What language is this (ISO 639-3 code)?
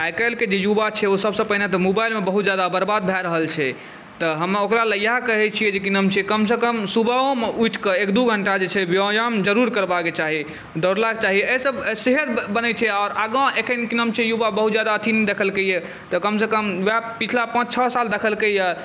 mai